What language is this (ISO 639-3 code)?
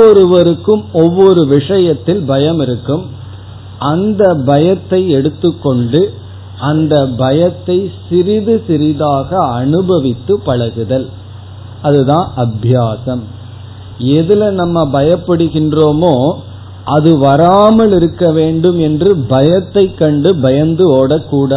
tam